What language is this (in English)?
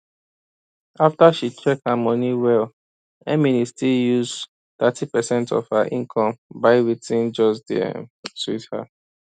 Nigerian Pidgin